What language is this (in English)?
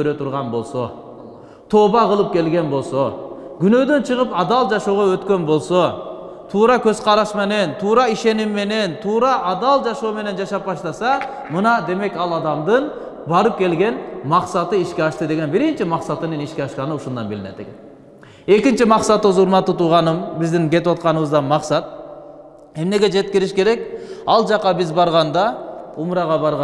Turkish